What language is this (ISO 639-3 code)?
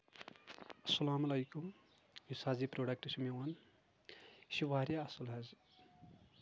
kas